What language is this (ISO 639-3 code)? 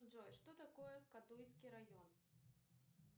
rus